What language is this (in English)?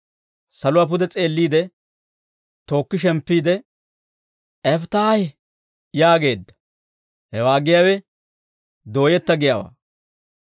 Dawro